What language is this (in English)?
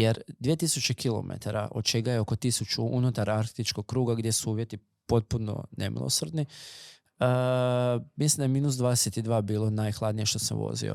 Croatian